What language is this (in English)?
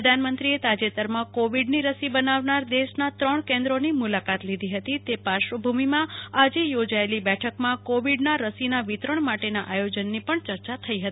Gujarati